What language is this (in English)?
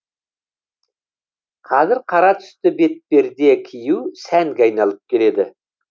Kazakh